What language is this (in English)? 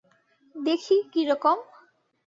Bangla